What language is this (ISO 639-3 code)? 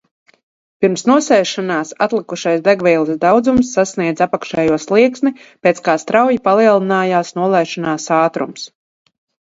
lav